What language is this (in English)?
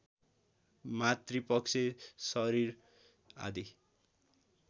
Nepali